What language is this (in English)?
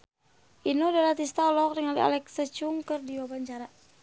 Sundanese